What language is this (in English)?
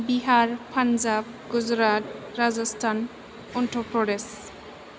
Bodo